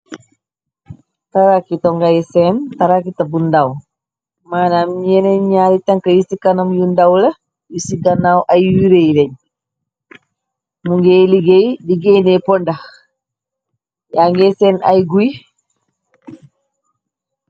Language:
Wolof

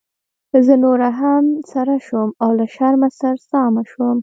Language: Pashto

